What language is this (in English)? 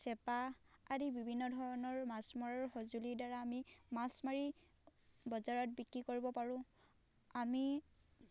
Assamese